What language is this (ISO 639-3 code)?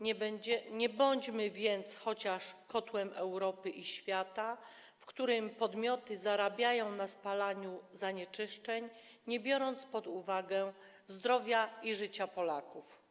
pol